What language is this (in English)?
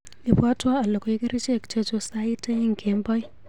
Kalenjin